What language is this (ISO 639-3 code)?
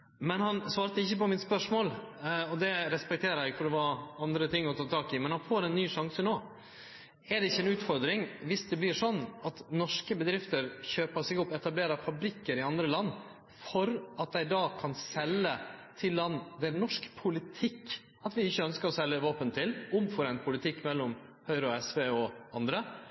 nno